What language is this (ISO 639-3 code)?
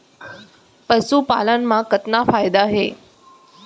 hne